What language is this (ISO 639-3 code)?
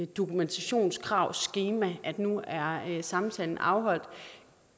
dan